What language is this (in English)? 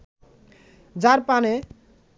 Bangla